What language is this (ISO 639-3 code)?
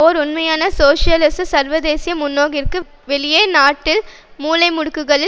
tam